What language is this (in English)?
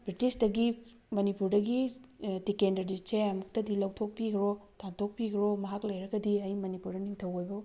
Manipuri